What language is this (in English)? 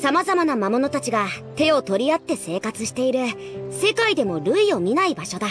Japanese